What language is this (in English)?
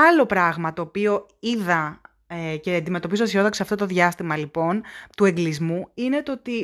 Greek